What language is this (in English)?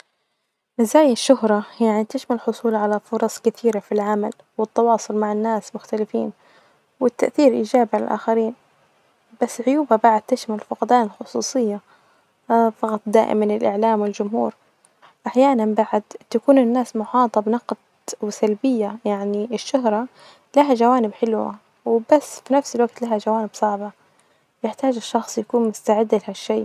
Najdi Arabic